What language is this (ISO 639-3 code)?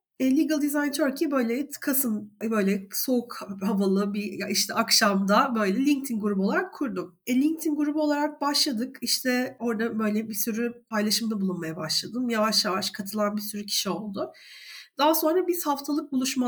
tur